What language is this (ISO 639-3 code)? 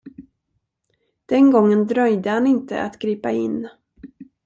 swe